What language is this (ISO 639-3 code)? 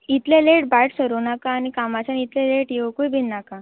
kok